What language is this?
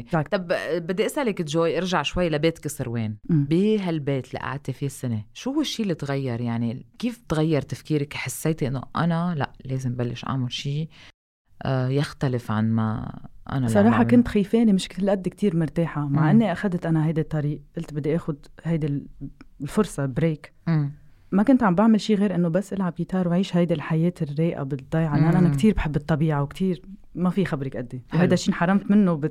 Arabic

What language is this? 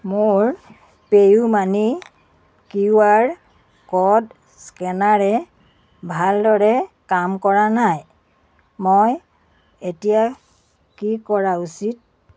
Assamese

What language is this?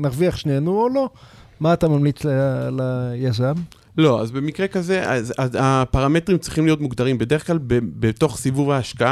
Hebrew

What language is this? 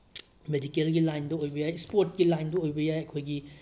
Manipuri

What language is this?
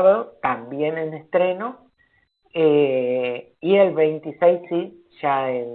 Spanish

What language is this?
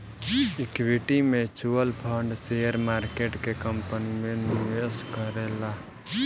Bhojpuri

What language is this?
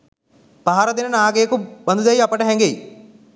Sinhala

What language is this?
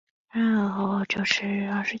Chinese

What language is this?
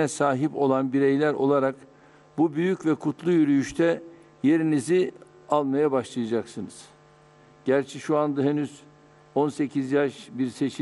Turkish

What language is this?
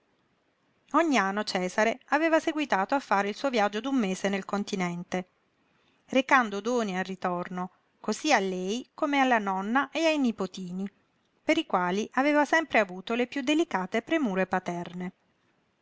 Italian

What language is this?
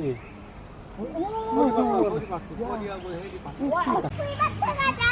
Korean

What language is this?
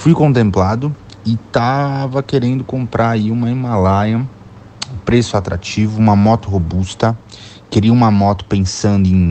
Portuguese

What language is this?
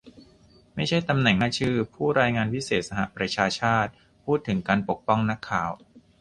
Thai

